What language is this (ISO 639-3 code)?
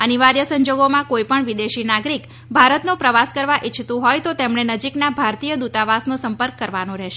guj